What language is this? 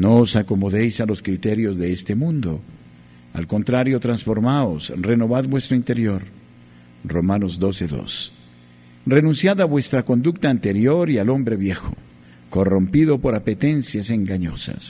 Spanish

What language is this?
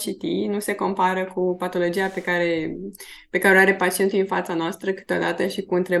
Romanian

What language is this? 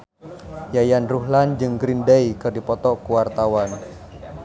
Sundanese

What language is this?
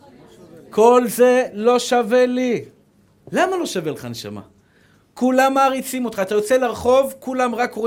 Hebrew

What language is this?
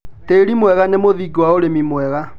Kikuyu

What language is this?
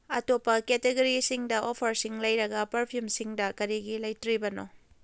Manipuri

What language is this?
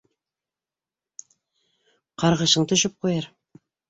Bashkir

